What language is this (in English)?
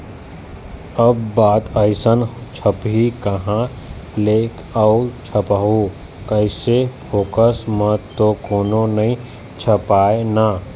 Chhattisgarhi